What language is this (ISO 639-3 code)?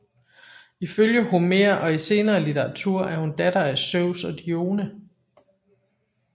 dan